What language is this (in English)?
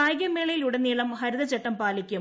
Malayalam